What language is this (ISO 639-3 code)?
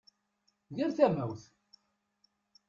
kab